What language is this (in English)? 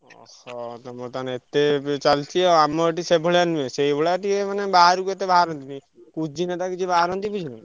Odia